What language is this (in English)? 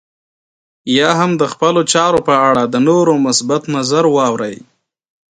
Pashto